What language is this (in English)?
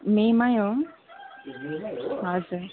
Nepali